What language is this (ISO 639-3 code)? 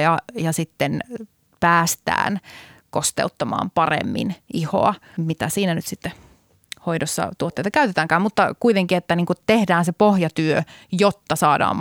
fin